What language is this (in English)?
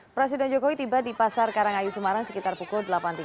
Indonesian